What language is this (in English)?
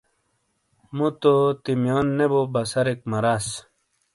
Shina